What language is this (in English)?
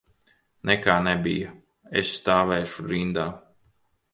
Latvian